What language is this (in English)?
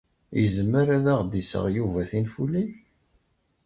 Kabyle